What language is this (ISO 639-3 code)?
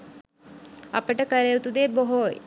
sin